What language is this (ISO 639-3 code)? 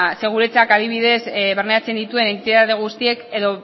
eus